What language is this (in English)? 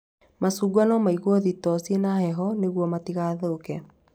Kikuyu